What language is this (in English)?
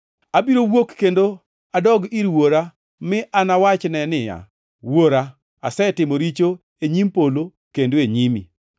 Luo (Kenya and Tanzania)